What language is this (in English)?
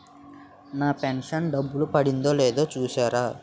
Telugu